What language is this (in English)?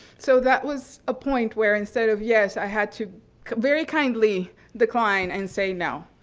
English